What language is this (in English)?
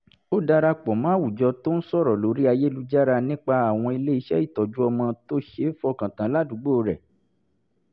Yoruba